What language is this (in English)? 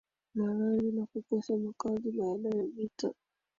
Swahili